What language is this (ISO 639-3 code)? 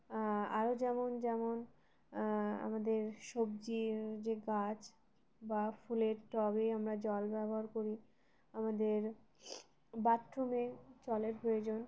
ben